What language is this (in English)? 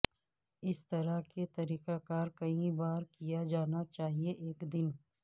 Urdu